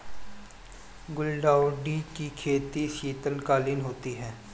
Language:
Hindi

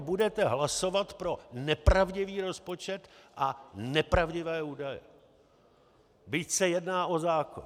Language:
Czech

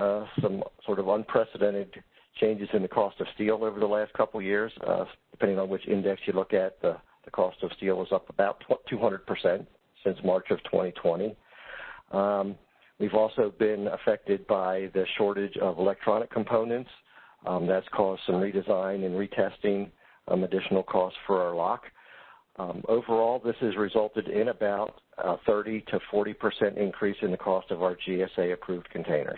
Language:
English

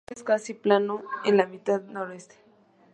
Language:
Spanish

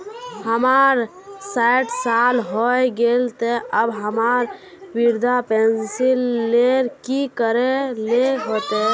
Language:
Magahi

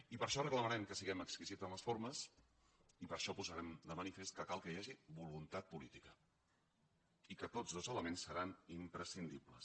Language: Catalan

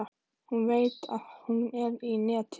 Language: Icelandic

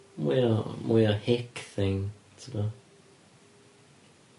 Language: Welsh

